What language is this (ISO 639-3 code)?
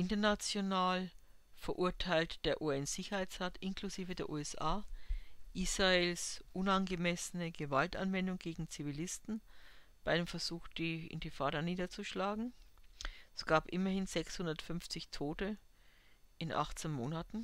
deu